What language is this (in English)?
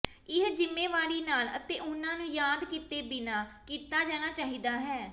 Punjabi